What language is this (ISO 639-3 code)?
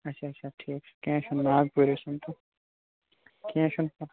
kas